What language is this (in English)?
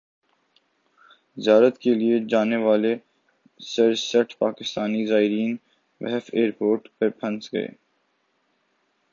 Urdu